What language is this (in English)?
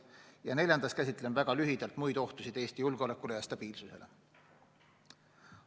Estonian